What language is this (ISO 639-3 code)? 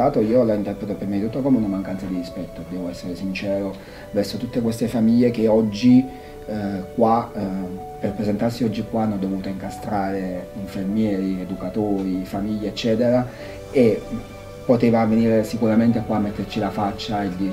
ita